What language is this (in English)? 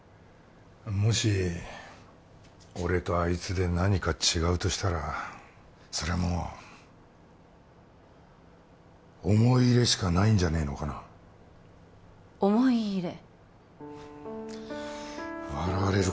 Japanese